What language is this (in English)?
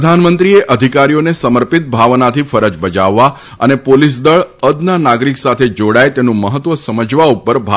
Gujarati